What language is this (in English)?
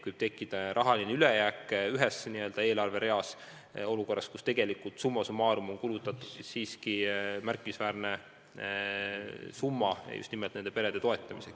Estonian